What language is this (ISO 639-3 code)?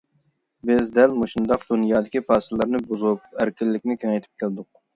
uig